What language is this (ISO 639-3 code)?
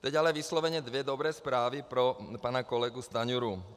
ces